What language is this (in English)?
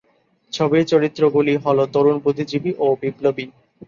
Bangla